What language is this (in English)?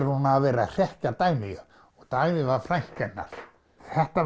Icelandic